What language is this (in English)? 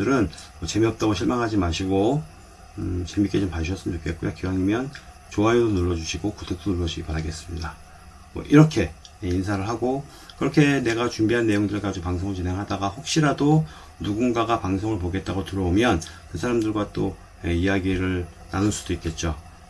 Korean